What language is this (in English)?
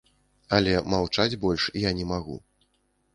Belarusian